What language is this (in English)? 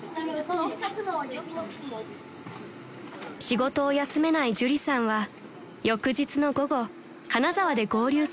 Japanese